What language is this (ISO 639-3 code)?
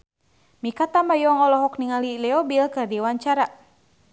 sun